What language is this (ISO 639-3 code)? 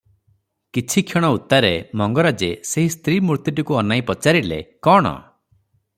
ori